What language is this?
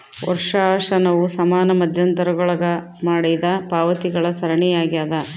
Kannada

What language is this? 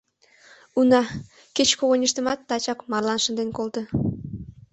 Mari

